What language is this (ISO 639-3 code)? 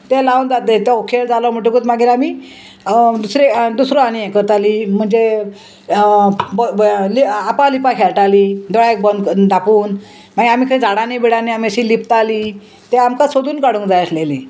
kok